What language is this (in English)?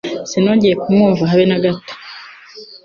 Kinyarwanda